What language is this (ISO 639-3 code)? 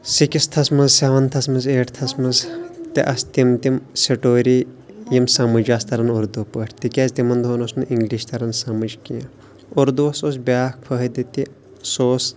kas